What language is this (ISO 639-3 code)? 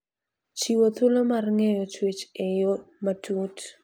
luo